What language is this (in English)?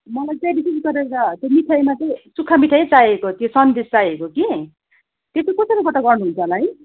Nepali